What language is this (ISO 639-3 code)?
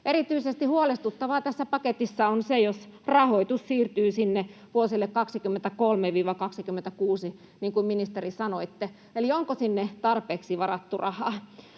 fin